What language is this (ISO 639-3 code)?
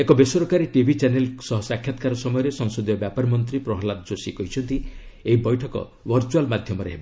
ori